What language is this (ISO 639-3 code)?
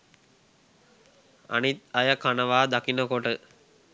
sin